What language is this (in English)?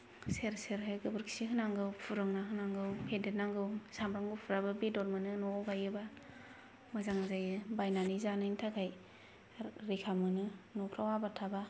Bodo